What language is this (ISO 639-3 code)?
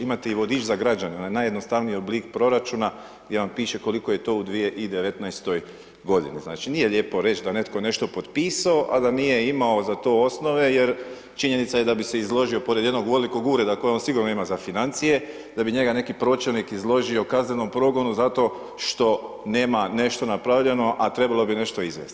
hrv